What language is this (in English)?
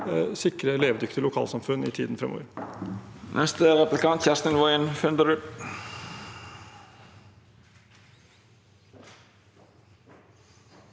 Norwegian